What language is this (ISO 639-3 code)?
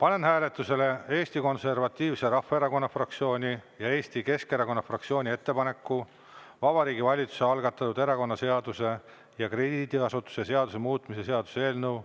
est